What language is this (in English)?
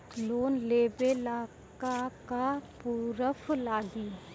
Bhojpuri